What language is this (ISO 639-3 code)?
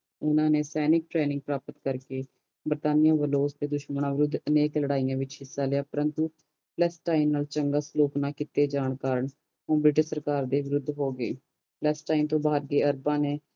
pan